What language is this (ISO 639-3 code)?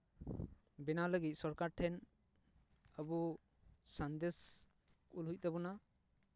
sat